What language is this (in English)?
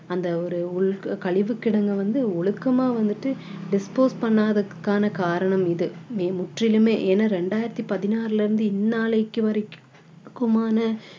Tamil